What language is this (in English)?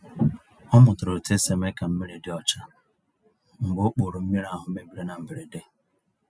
Igbo